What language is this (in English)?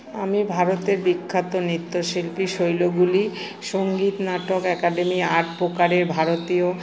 Bangla